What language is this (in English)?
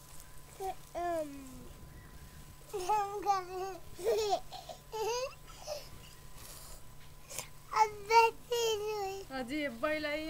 French